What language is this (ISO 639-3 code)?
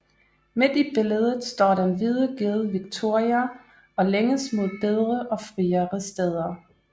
dan